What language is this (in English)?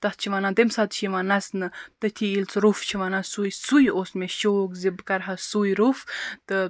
Kashmiri